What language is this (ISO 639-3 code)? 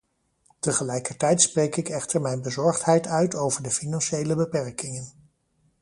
nld